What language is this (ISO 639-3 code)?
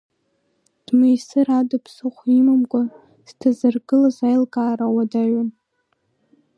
abk